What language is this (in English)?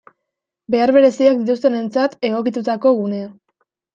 Basque